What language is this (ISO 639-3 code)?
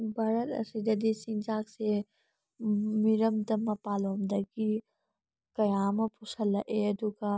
mni